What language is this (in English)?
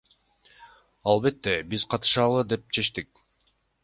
Kyrgyz